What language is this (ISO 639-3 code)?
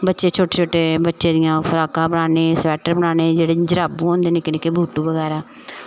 doi